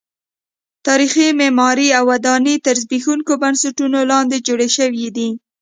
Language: Pashto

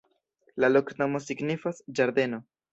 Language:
Esperanto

